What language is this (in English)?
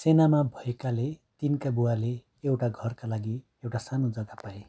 Nepali